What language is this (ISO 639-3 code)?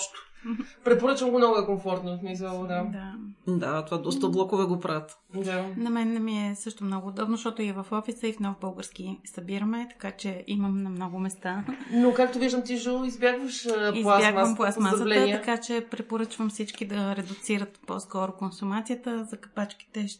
bul